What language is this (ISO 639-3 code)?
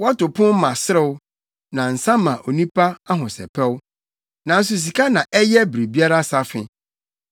aka